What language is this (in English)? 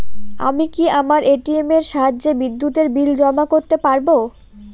Bangla